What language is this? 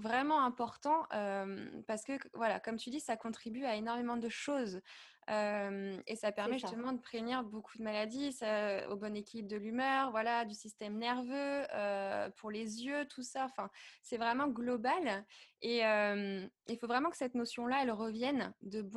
French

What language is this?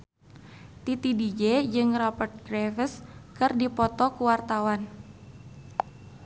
Sundanese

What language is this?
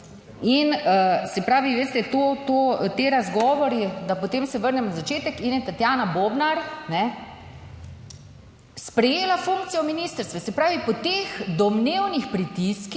Slovenian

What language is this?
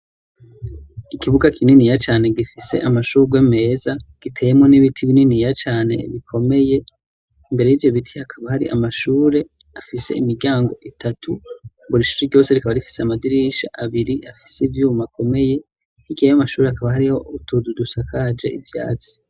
Rundi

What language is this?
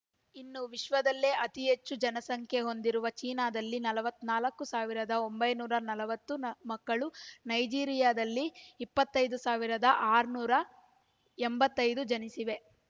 Kannada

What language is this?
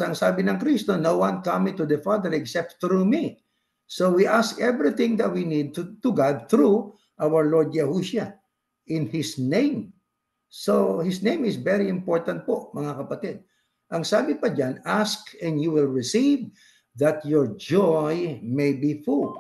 Filipino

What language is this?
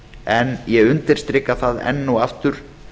Icelandic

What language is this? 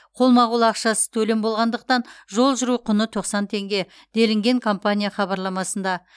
Kazakh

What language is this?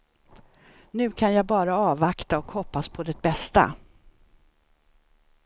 Swedish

